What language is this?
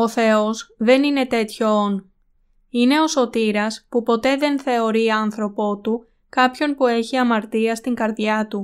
Greek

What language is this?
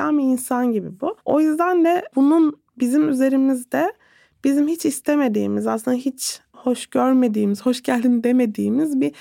Turkish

